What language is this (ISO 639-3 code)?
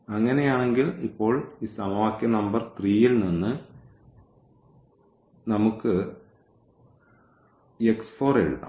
mal